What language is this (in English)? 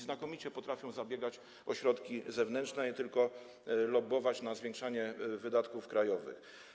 Polish